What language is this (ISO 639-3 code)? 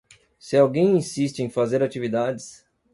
por